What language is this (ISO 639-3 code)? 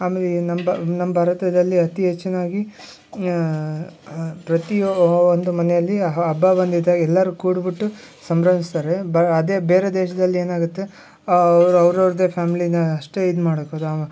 kan